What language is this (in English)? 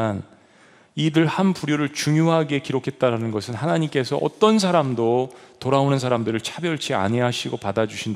Korean